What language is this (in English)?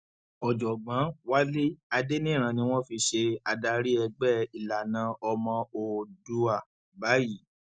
Yoruba